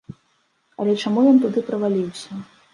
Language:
Belarusian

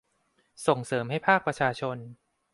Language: Thai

